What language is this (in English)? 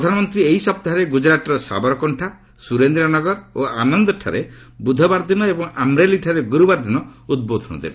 Odia